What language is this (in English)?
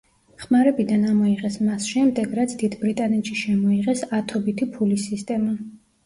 Georgian